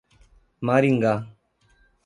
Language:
Portuguese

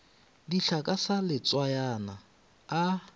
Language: Northern Sotho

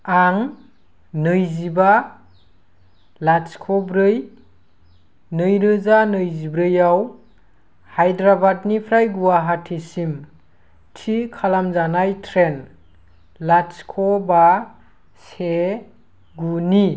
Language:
Bodo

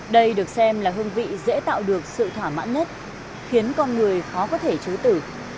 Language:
Vietnamese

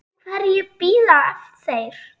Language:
Icelandic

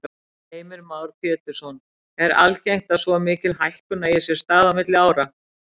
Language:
Icelandic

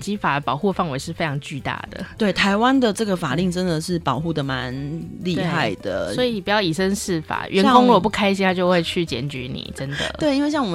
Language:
Chinese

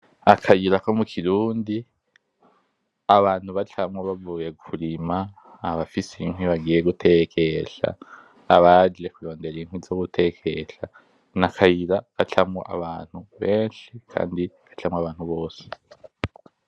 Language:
Rundi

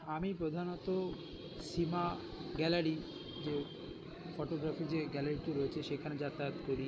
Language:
Bangla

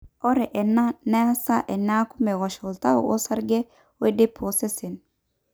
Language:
Masai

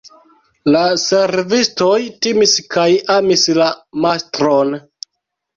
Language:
Esperanto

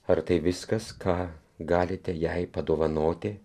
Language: Lithuanian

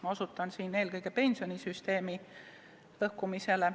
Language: Estonian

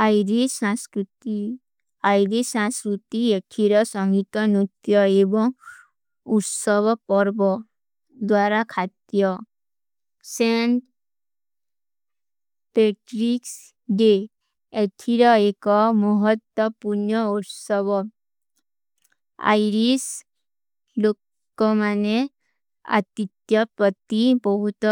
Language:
Kui (India)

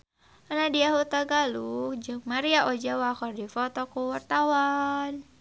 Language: Sundanese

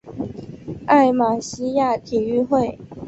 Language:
Chinese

